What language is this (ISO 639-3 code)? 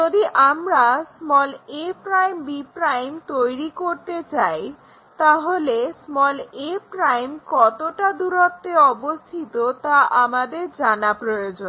ben